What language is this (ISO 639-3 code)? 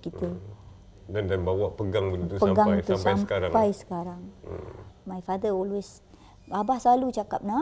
msa